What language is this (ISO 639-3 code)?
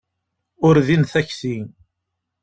kab